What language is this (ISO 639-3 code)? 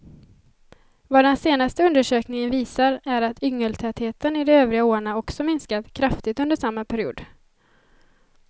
swe